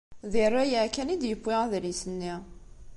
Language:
Kabyle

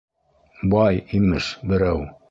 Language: Bashkir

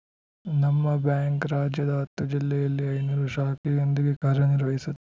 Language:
Kannada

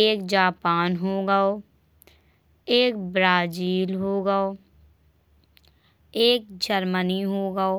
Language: Bundeli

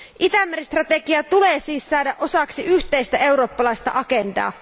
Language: Finnish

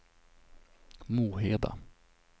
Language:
Swedish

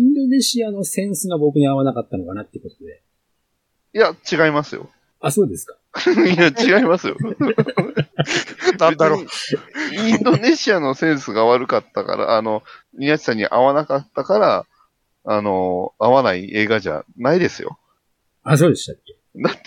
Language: Japanese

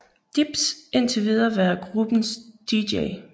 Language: Danish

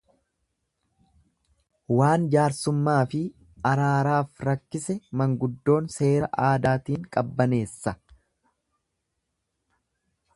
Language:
Oromo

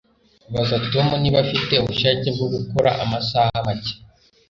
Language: Kinyarwanda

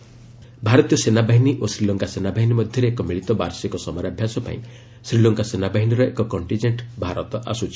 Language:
Odia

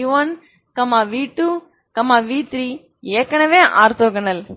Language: Tamil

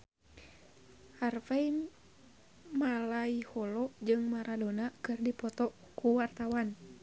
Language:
Sundanese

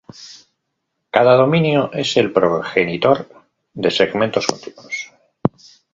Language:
Spanish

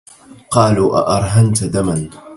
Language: Arabic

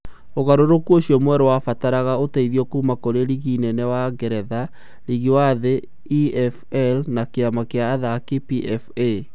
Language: Kikuyu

